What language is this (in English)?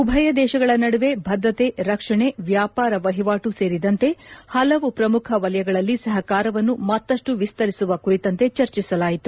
Kannada